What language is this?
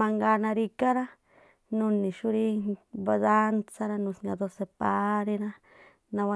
Tlacoapa Me'phaa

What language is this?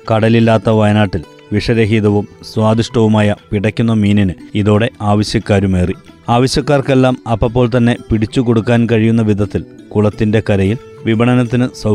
Malayalam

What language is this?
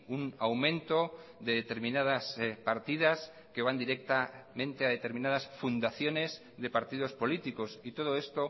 Spanish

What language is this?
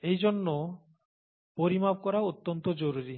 Bangla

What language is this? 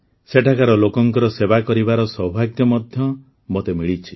Odia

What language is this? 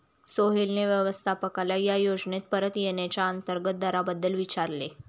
Marathi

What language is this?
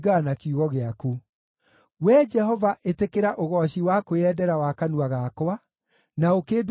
Kikuyu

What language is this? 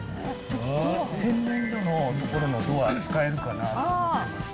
Japanese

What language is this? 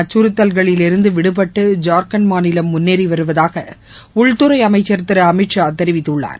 Tamil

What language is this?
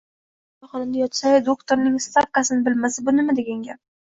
Uzbek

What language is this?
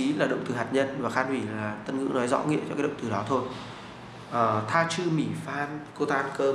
Vietnamese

